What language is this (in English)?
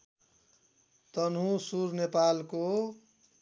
Nepali